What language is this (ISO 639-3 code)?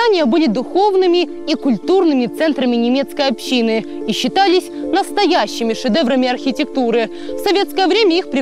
rus